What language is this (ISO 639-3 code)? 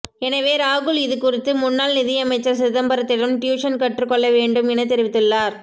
tam